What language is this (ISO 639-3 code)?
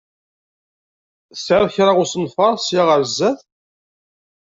kab